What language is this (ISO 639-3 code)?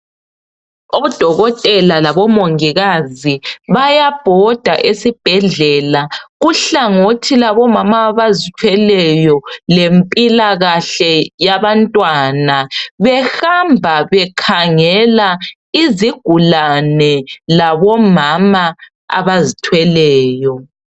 nde